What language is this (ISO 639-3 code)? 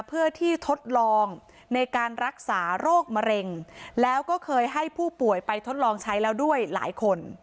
tha